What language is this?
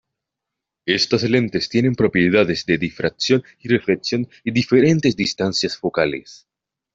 Spanish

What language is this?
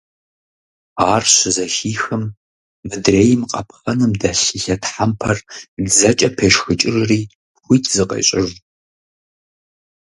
Kabardian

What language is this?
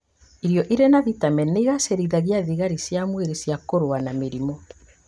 Kikuyu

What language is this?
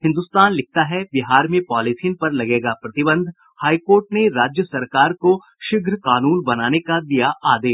Hindi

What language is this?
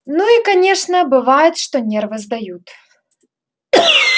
Russian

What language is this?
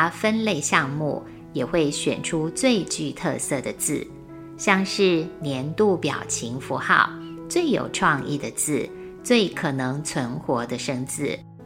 Chinese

